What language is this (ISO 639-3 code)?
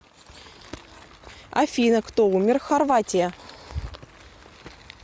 rus